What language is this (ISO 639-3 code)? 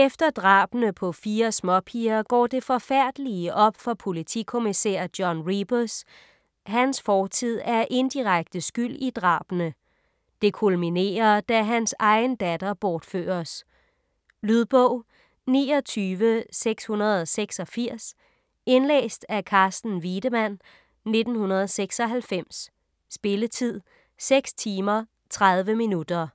dan